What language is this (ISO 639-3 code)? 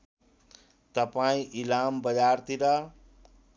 nep